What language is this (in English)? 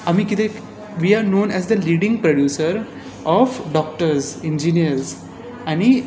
Konkani